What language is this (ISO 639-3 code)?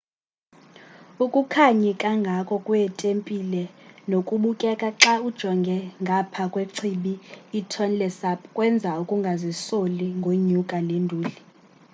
xho